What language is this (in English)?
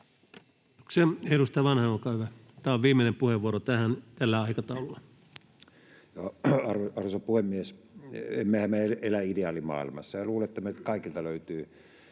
Finnish